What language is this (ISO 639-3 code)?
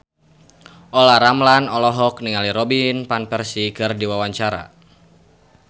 sun